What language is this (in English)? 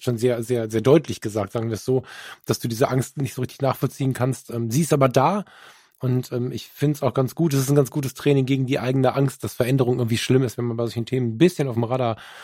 German